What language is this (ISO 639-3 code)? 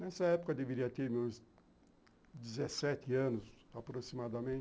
por